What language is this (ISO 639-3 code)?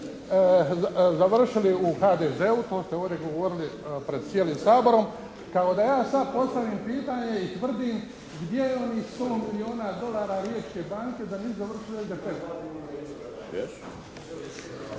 hrv